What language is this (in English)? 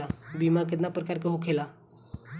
Bhojpuri